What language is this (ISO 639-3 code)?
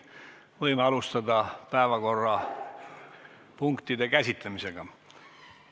est